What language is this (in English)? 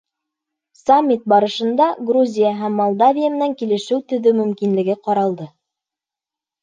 Bashkir